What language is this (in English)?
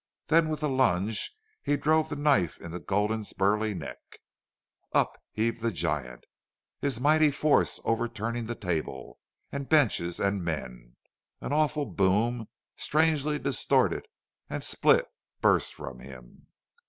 English